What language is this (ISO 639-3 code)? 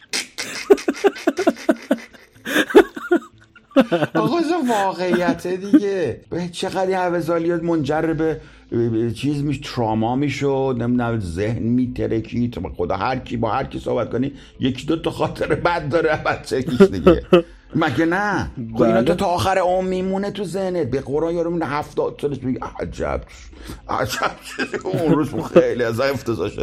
fas